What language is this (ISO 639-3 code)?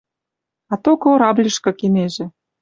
mrj